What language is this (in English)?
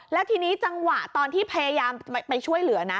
Thai